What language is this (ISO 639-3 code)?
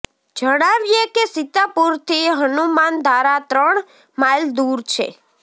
guj